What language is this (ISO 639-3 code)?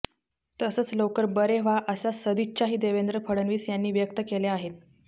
mar